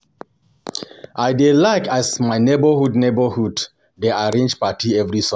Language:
Nigerian Pidgin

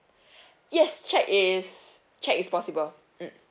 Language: English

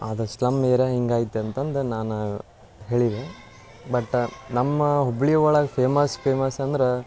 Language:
Kannada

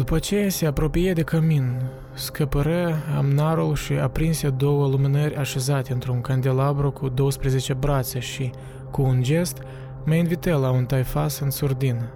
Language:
Romanian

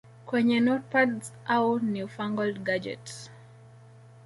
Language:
Swahili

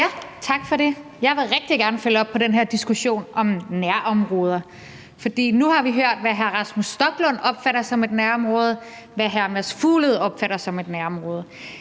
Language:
Danish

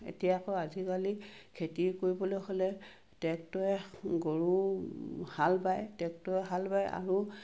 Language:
Assamese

